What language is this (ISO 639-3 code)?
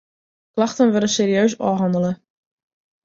fry